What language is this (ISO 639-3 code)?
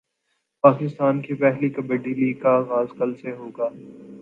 urd